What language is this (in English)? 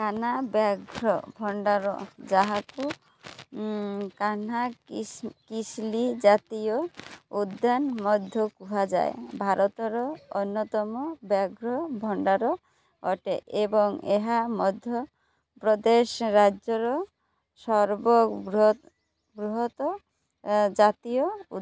Odia